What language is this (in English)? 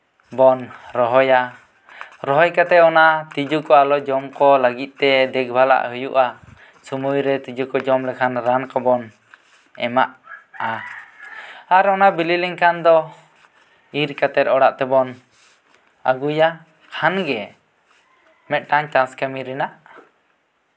Santali